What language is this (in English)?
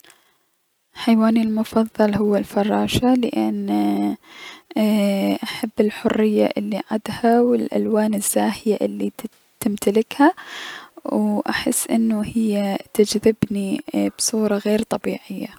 Mesopotamian Arabic